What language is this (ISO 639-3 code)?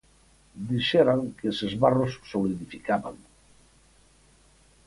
glg